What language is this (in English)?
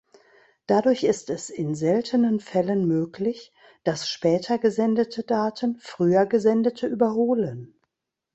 German